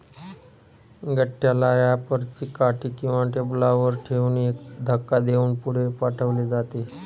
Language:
Marathi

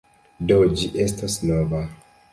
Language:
Esperanto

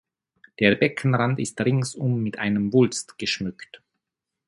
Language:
German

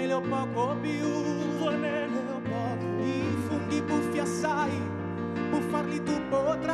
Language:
Italian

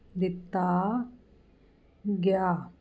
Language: Punjabi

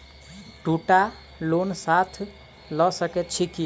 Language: Maithili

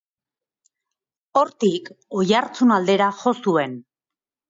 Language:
Basque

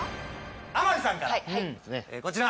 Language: Japanese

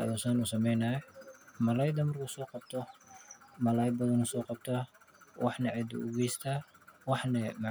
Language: Somali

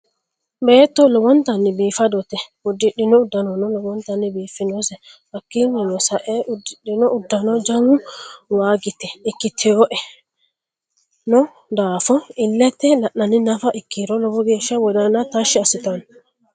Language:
Sidamo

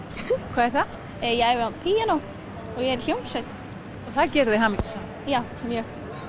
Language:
Icelandic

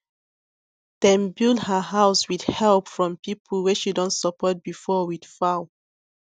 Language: Nigerian Pidgin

